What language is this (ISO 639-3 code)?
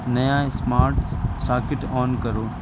urd